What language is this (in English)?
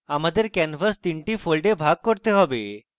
Bangla